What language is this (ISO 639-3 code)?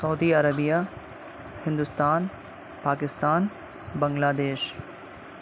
urd